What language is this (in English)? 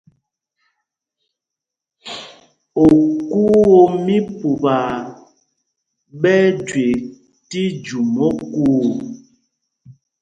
Mpumpong